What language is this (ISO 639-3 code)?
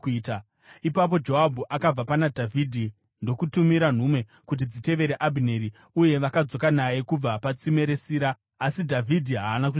sna